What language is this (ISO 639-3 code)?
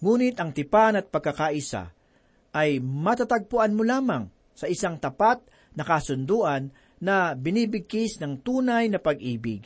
fil